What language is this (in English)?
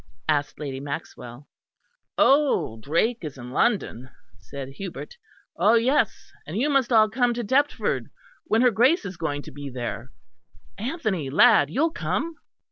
English